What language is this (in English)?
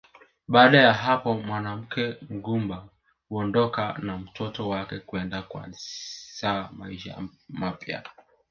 Swahili